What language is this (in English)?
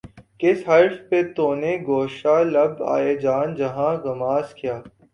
Urdu